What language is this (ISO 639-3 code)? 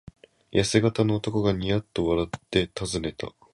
jpn